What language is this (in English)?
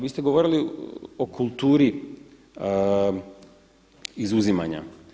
Croatian